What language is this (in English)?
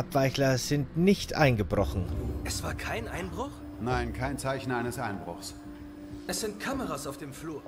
German